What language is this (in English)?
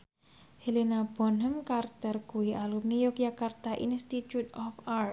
Javanese